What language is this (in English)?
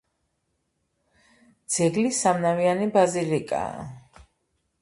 Georgian